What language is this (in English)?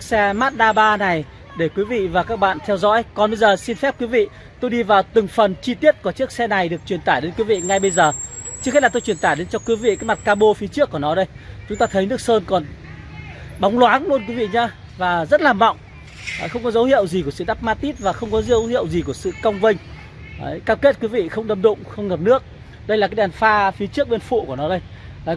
Vietnamese